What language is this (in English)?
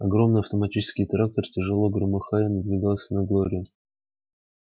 Russian